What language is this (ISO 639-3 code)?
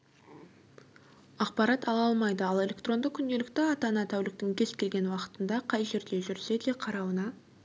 kaz